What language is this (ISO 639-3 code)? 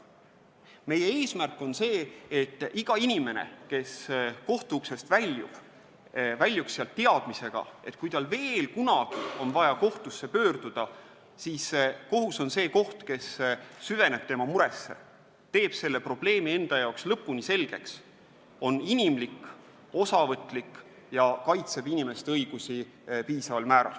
est